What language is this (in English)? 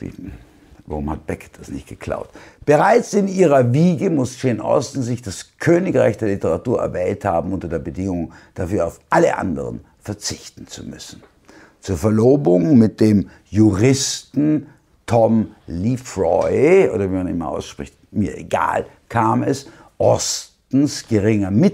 German